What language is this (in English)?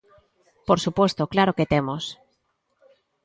Galician